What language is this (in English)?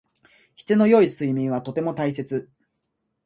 Japanese